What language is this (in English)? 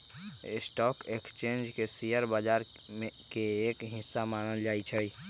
Magahi